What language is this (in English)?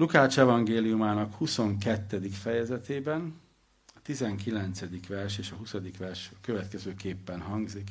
Hungarian